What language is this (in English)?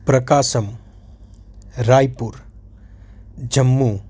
Gujarati